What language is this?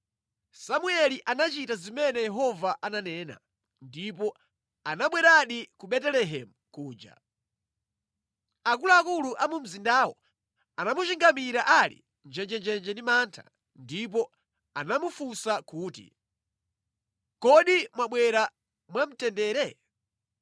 Nyanja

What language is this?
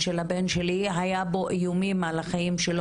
Hebrew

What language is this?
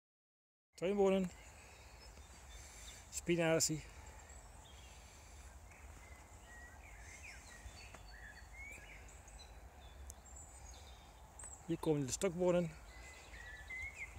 Dutch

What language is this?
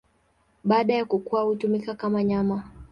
Swahili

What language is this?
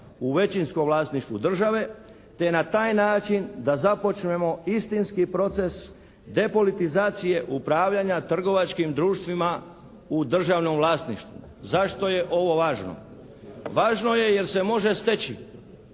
Croatian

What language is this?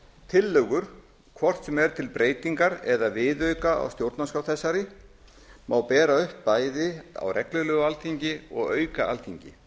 Icelandic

